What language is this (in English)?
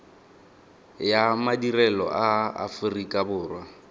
Tswana